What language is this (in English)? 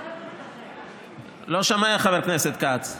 Hebrew